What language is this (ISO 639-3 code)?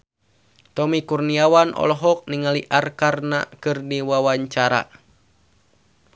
sun